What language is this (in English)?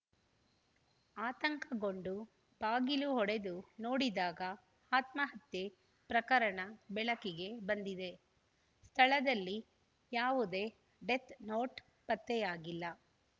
Kannada